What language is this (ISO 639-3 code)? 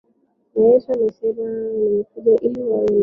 swa